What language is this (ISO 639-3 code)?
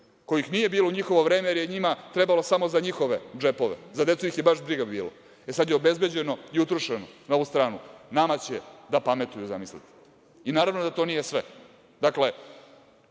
srp